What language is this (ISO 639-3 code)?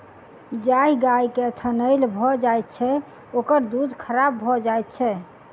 mai